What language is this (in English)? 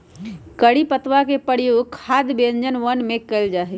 Magahi